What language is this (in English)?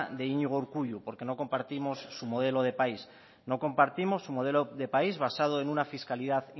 Spanish